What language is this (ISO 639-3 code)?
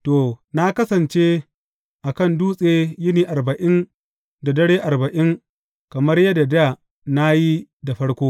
hau